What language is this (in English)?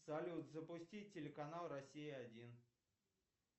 Russian